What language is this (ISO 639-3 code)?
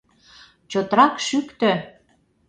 chm